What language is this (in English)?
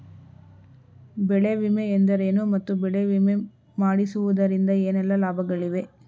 Kannada